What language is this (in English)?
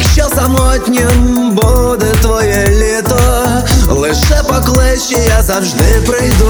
Ukrainian